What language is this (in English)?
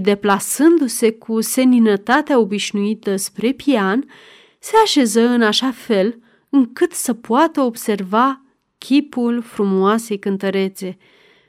Romanian